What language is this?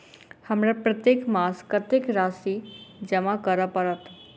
Maithili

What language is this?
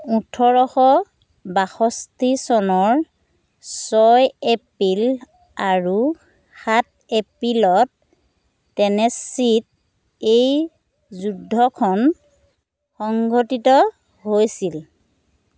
Assamese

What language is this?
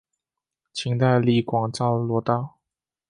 Chinese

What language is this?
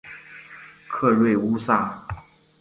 Chinese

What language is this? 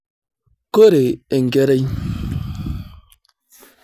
Masai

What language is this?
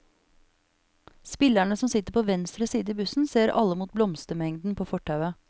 Norwegian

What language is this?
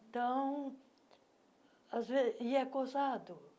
Portuguese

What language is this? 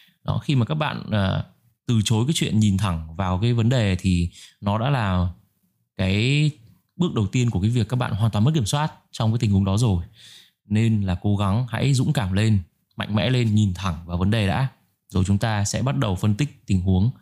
Vietnamese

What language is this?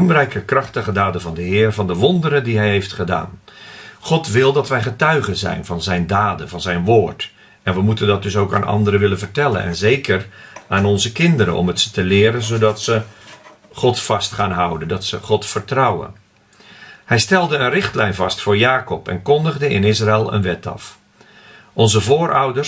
Dutch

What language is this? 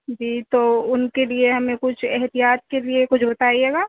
Urdu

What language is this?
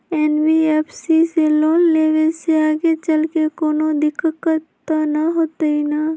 Magahi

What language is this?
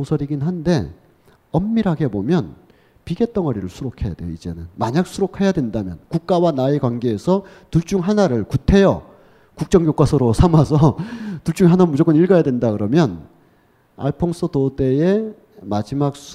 Korean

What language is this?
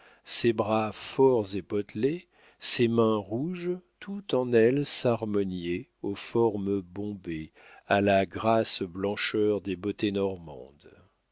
French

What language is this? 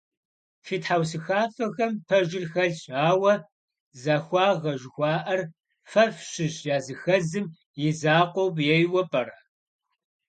Kabardian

